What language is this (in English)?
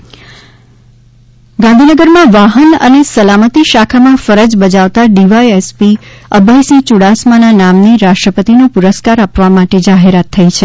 Gujarati